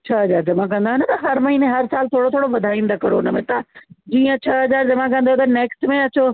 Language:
Sindhi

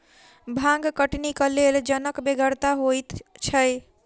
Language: Maithili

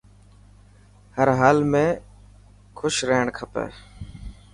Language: Dhatki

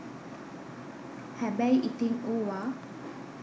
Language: Sinhala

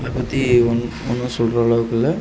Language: Tamil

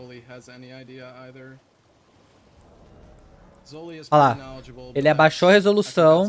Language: Portuguese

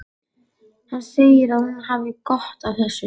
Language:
Icelandic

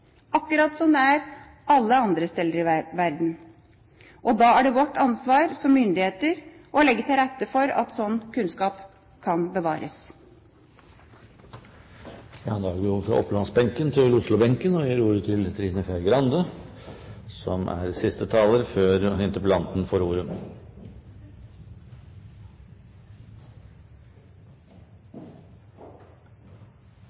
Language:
Norwegian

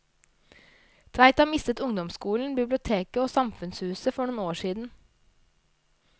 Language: Norwegian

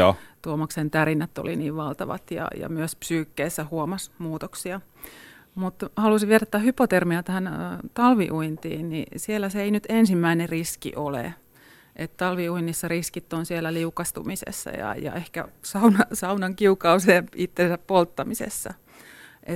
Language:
Finnish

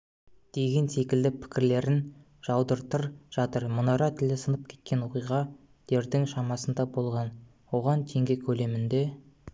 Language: Kazakh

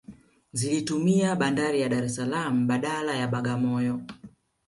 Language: Swahili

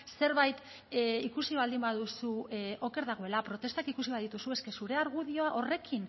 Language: Basque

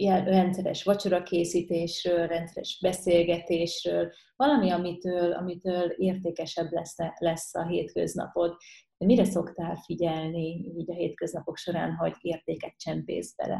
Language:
Hungarian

